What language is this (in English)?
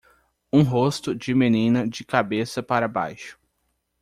Portuguese